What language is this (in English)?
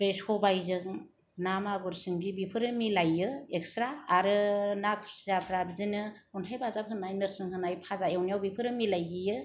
Bodo